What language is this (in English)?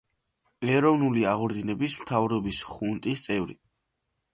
Georgian